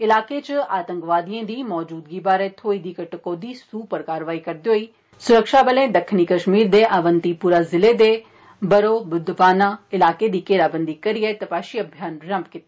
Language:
Dogri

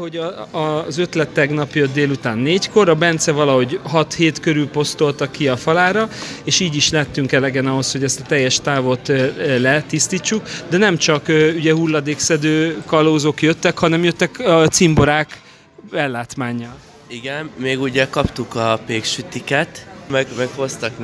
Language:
Hungarian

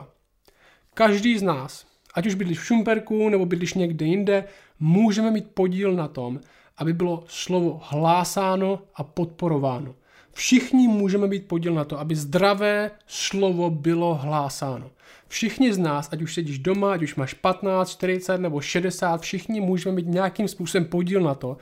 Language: Czech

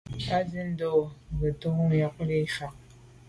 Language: Medumba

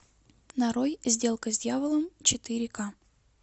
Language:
Russian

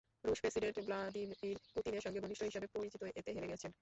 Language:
Bangla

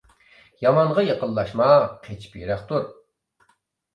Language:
Uyghur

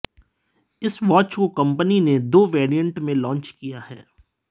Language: Hindi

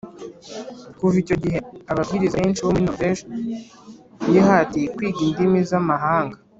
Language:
Kinyarwanda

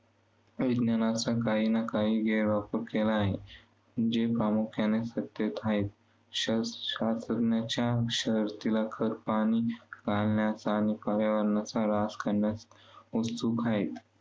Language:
Marathi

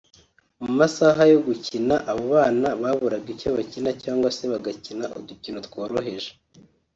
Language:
Kinyarwanda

